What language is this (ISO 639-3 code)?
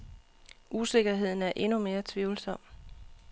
dan